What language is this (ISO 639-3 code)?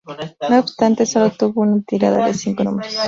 spa